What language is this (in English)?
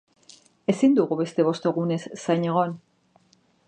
Basque